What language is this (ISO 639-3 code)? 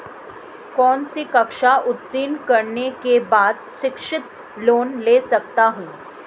hin